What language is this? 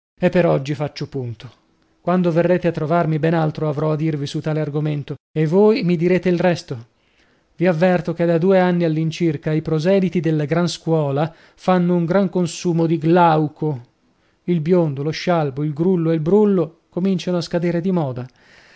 Italian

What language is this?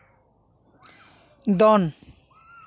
Santali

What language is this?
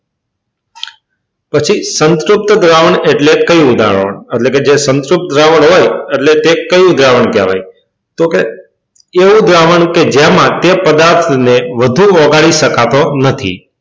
Gujarati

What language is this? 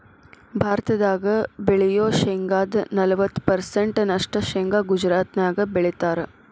Kannada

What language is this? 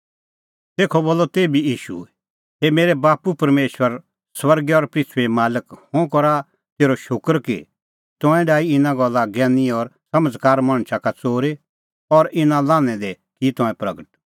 Kullu Pahari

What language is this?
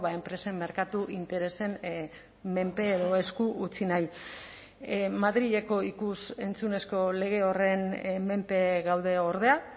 Basque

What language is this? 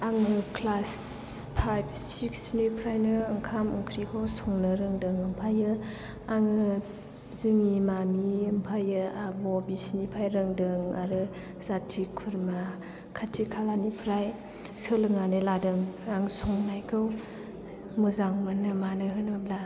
Bodo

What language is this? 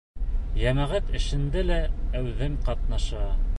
Bashkir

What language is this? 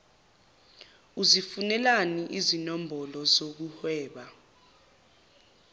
Zulu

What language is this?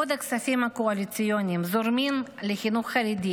Hebrew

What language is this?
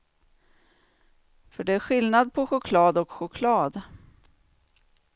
Swedish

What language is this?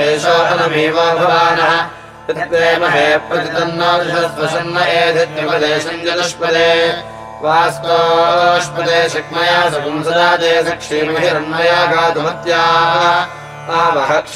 Dutch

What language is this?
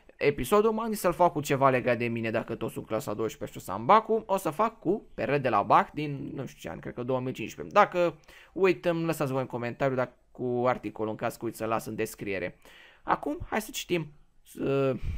Romanian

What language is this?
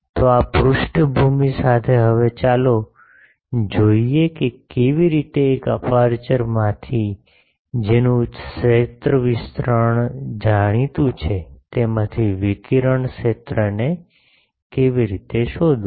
Gujarati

